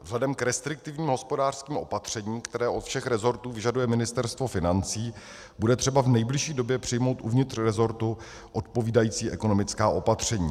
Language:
Czech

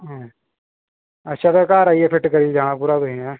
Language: Dogri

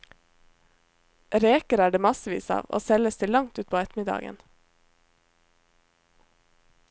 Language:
Norwegian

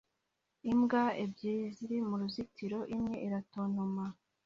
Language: Kinyarwanda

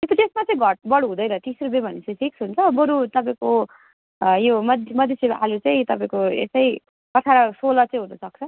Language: Nepali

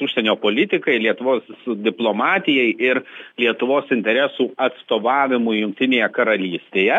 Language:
Lithuanian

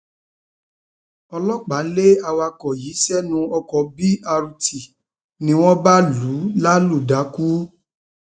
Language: Yoruba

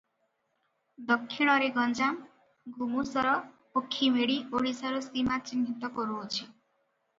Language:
Odia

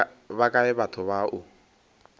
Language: Northern Sotho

